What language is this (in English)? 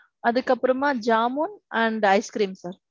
Tamil